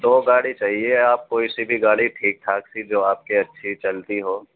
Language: Urdu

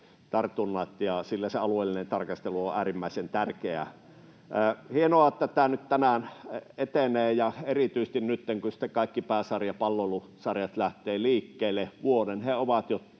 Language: Finnish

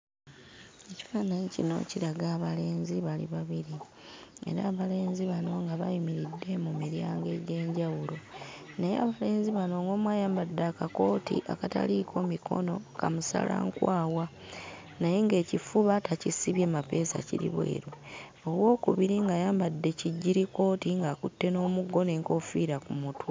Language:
Ganda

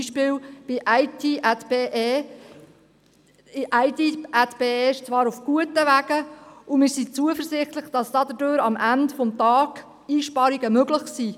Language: Swiss German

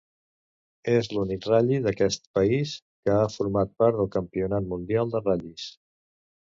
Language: Catalan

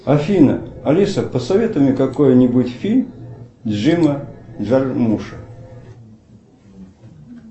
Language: Russian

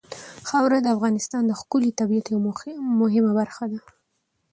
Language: Pashto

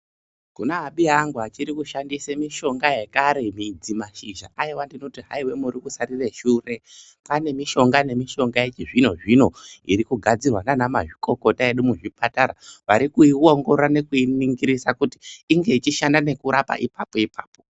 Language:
Ndau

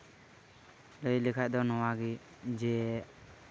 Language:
Santali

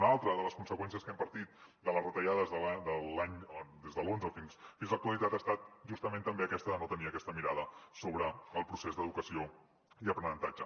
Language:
Catalan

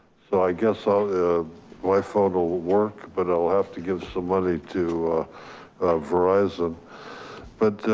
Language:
English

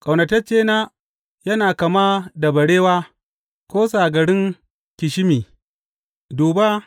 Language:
Hausa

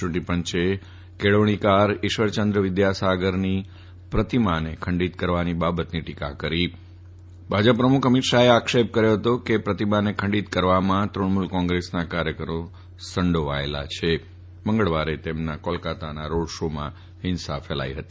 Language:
Gujarati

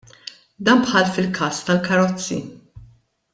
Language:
Maltese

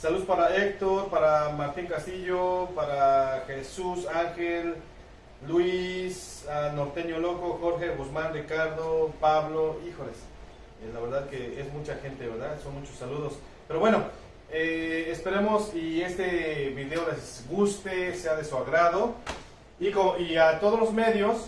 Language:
Spanish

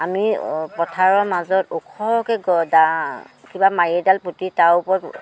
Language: Assamese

